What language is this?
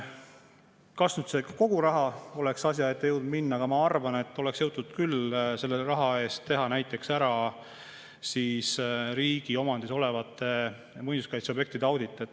Estonian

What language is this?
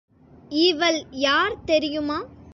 Tamil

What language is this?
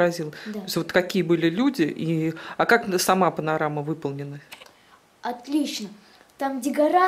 Russian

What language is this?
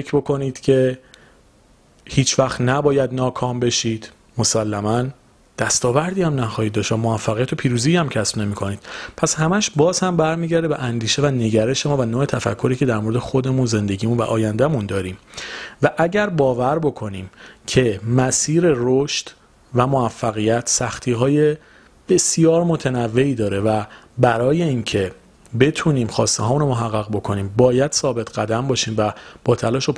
Persian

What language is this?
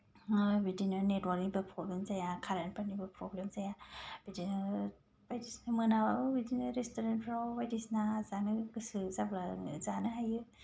Bodo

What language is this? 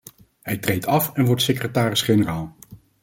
Dutch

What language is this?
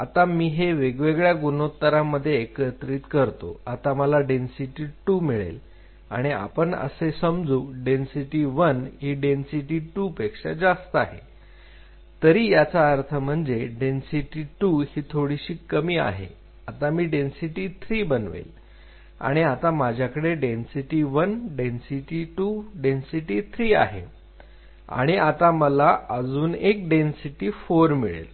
Marathi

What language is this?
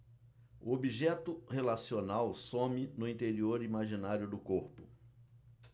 Portuguese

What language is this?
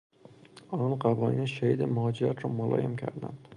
Persian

